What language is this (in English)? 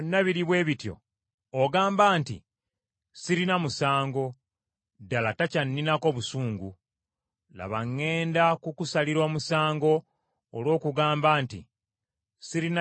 Ganda